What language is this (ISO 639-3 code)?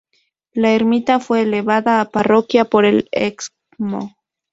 spa